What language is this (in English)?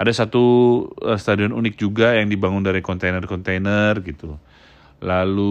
Indonesian